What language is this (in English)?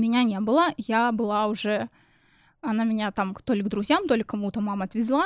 Russian